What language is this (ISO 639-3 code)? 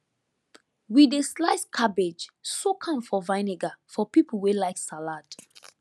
pcm